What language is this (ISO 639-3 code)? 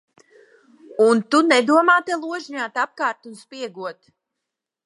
lav